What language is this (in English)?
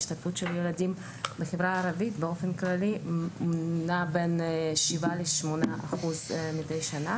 Hebrew